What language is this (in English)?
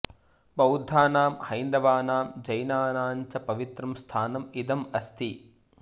Sanskrit